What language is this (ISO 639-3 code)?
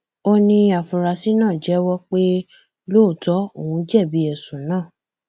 yor